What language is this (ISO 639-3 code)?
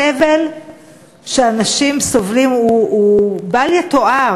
heb